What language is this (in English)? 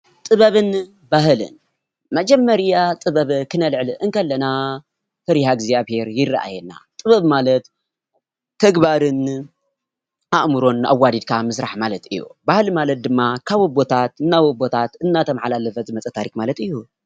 Tigrinya